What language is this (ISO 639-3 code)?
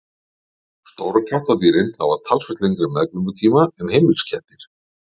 isl